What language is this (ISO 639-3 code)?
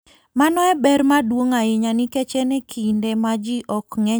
luo